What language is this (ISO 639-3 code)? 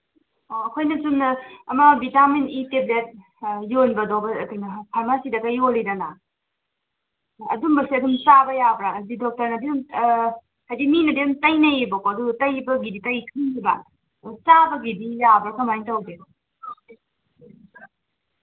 mni